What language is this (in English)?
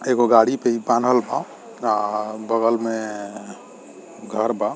Bhojpuri